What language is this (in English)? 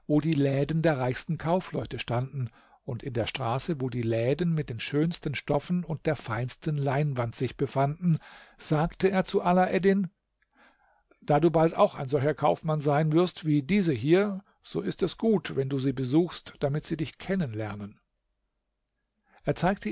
German